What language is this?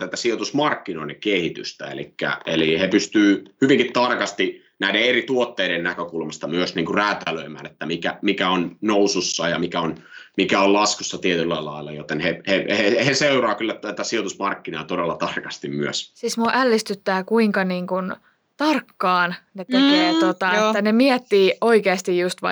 Finnish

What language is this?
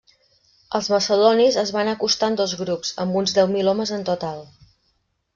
Catalan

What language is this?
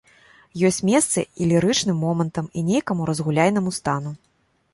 Belarusian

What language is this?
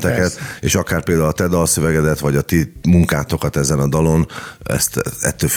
Hungarian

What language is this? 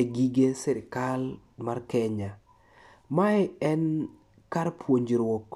Luo (Kenya and Tanzania)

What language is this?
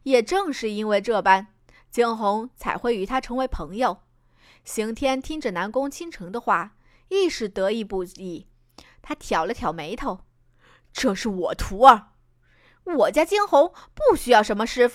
Chinese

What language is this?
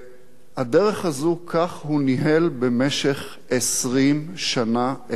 Hebrew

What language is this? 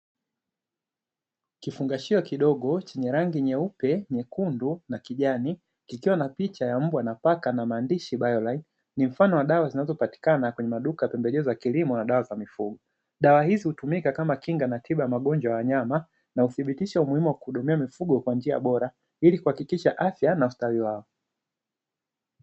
Swahili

